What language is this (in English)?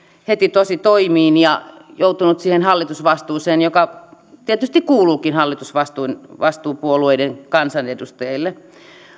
Finnish